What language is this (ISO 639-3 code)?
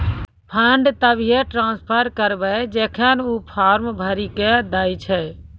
mai